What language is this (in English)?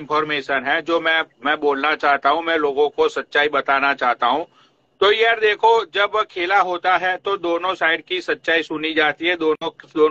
Hindi